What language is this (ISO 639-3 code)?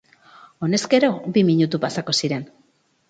eus